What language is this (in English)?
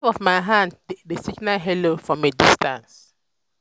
Nigerian Pidgin